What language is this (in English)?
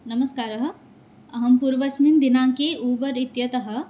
Sanskrit